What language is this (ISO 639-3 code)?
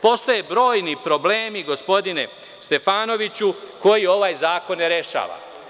srp